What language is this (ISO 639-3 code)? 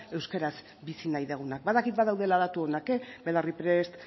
eus